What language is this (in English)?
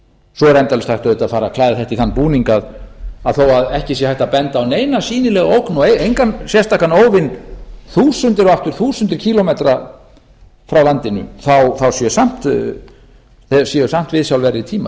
Icelandic